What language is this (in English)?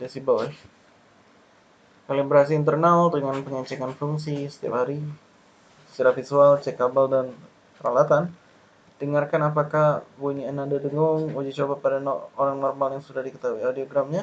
Indonesian